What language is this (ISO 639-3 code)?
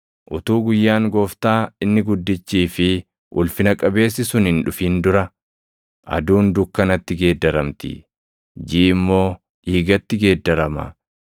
orm